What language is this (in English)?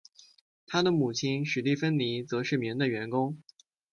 Chinese